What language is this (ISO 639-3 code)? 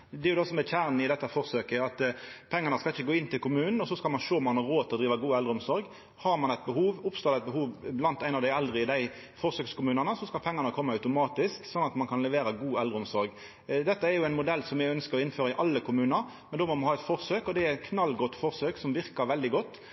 nno